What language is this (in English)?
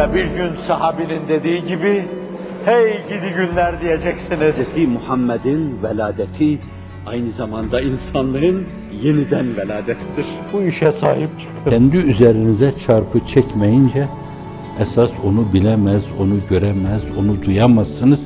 Turkish